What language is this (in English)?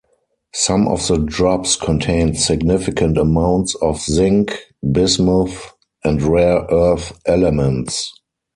English